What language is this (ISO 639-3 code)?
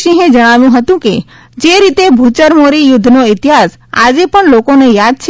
guj